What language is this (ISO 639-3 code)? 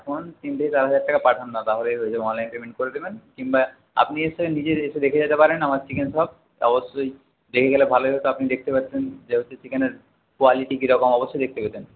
ben